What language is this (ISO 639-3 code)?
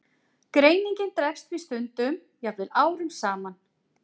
isl